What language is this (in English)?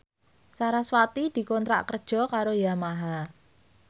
Javanese